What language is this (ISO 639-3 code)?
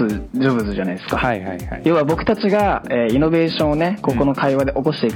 jpn